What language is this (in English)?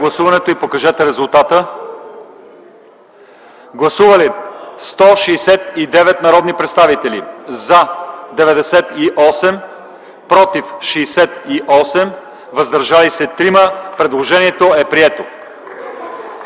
Bulgarian